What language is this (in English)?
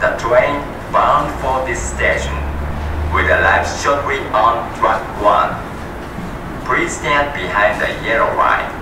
Japanese